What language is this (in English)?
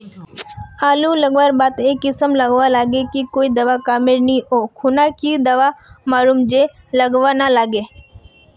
Magahi